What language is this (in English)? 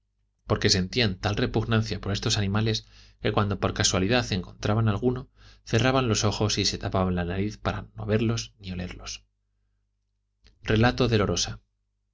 Spanish